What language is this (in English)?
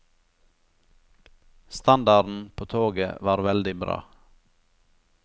Norwegian